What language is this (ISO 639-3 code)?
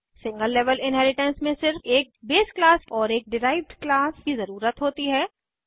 hin